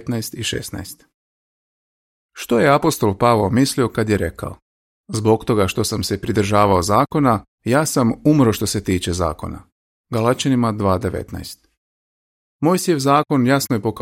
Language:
Croatian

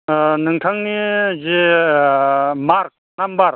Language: Bodo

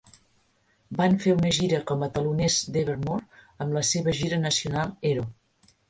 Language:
Catalan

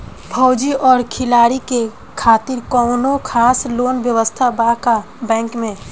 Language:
Bhojpuri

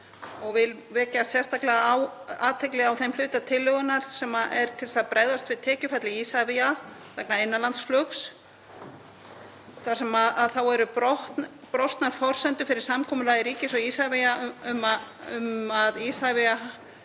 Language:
Icelandic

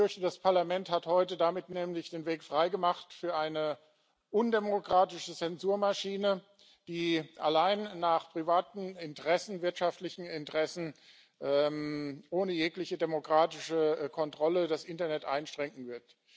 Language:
German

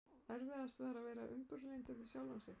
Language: Icelandic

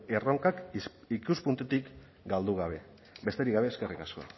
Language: Basque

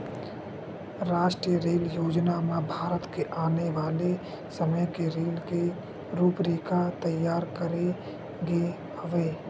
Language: Chhattisgarhi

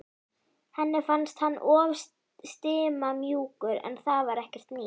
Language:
Icelandic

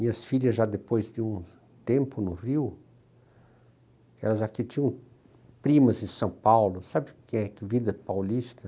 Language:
Portuguese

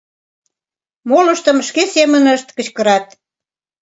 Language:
Mari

